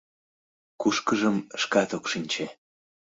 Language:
Mari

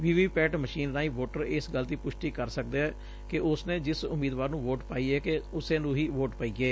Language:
Punjabi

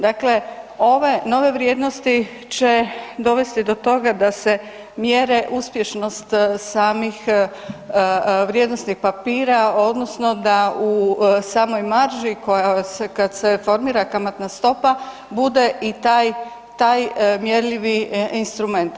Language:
Croatian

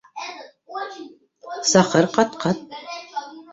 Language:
Bashkir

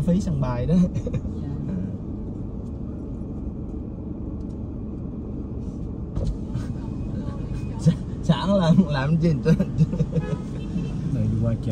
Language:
Vietnamese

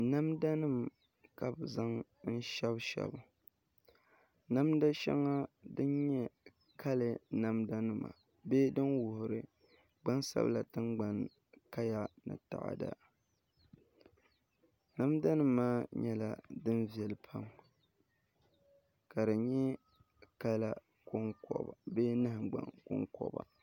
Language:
Dagbani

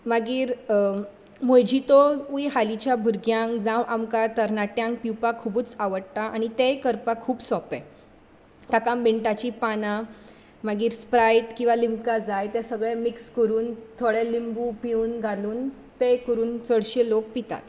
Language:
Konkani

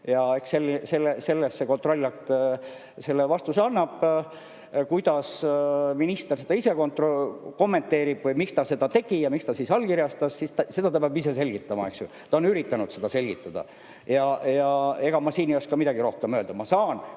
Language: Estonian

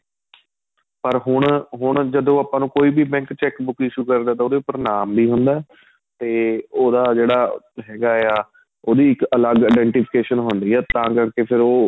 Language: Punjabi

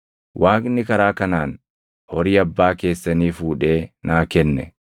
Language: Oromo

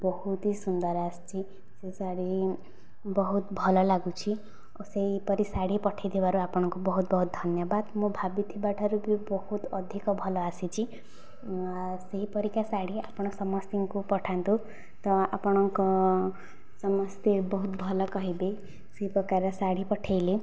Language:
Odia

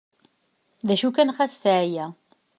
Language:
Kabyle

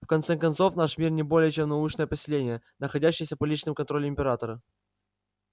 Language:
Russian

